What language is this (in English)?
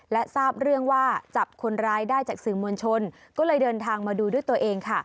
Thai